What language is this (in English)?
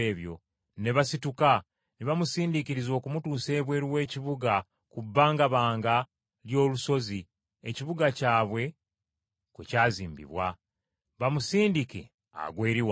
Ganda